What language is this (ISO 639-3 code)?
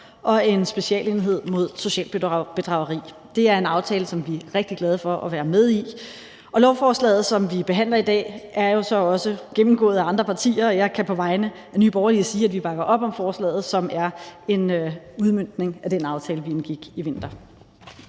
dan